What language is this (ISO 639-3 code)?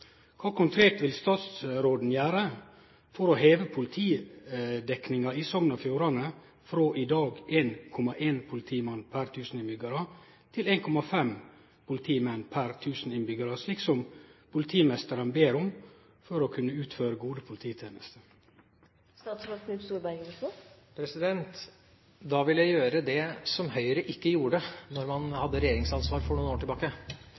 nor